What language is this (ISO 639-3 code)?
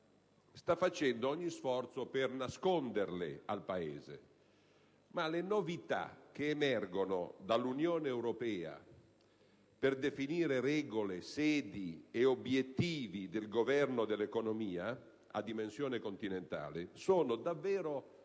ita